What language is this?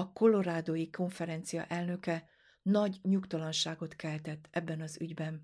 Hungarian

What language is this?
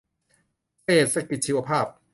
Thai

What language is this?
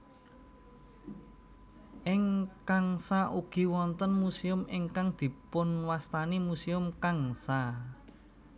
Javanese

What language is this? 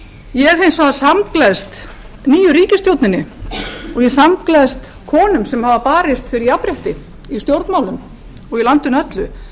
Icelandic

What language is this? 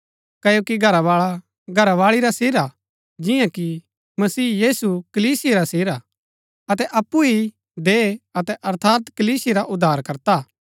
Gaddi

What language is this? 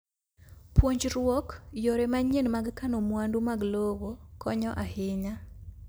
Luo (Kenya and Tanzania)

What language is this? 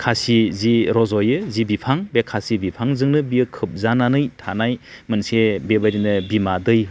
Bodo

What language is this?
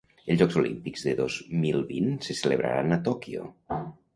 Catalan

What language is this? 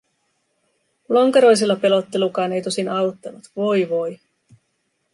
Finnish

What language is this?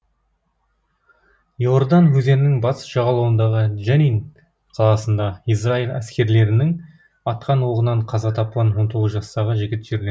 Kazakh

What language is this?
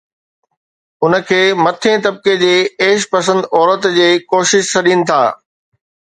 Sindhi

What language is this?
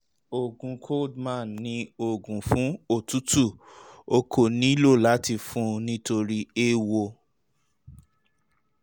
Yoruba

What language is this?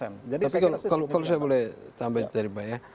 Indonesian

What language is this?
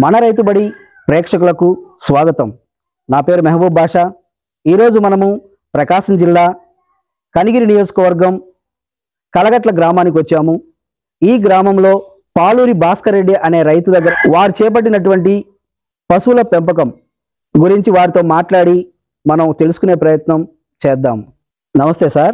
Telugu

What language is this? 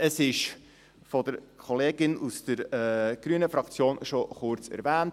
Swiss German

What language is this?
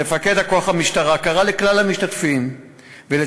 Hebrew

